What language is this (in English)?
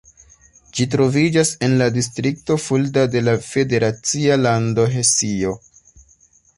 Esperanto